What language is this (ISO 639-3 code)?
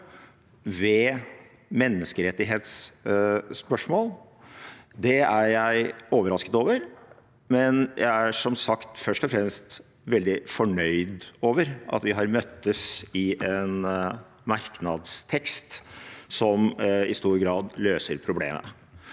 nor